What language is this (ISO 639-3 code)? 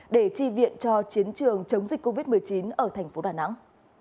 vie